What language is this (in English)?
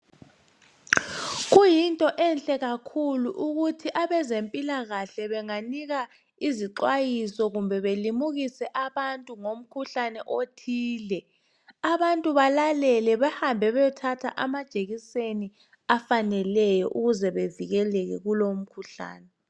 North Ndebele